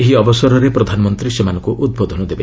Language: Odia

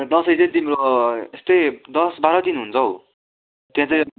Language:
Nepali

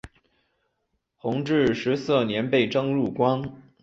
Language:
Chinese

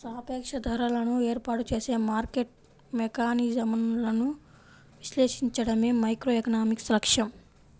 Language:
Telugu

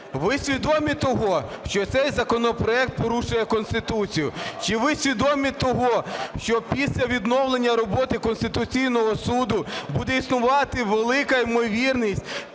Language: Ukrainian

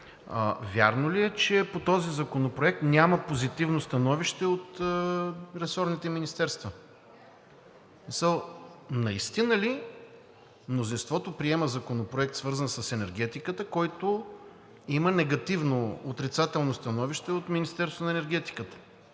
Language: Bulgarian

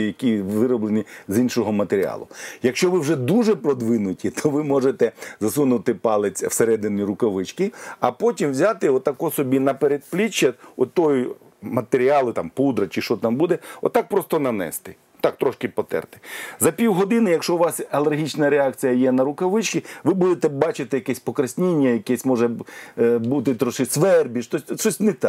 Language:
Ukrainian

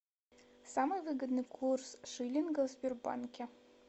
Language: Russian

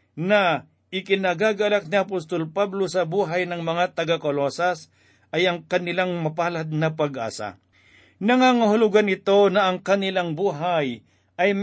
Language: Filipino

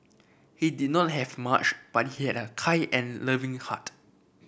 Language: English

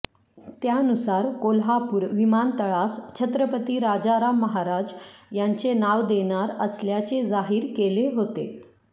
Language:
Marathi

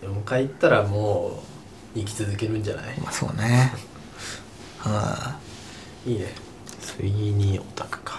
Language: Japanese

